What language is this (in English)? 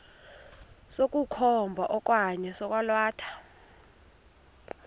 Xhosa